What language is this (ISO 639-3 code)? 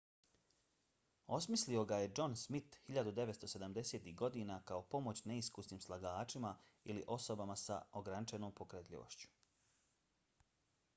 bos